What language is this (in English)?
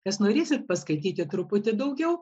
Lithuanian